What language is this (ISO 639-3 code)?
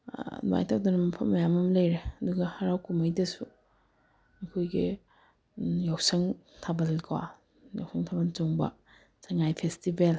mni